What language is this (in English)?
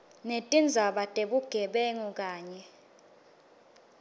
Swati